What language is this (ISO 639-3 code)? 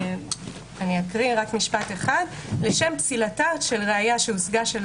heb